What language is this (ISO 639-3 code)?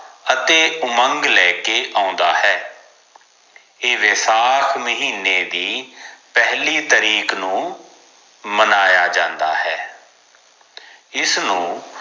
pan